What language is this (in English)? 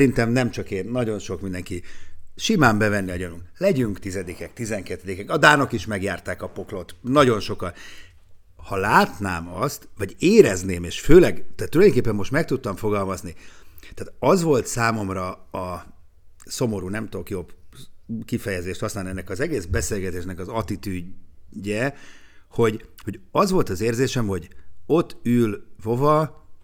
Hungarian